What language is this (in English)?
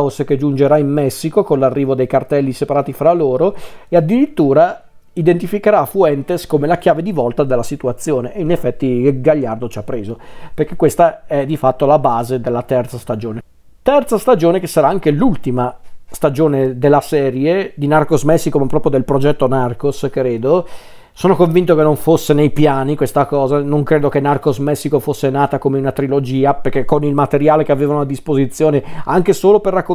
Italian